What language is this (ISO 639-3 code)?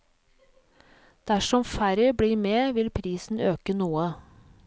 nor